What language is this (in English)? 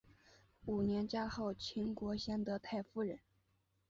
Chinese